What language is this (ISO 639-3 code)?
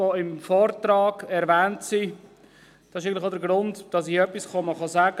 gsw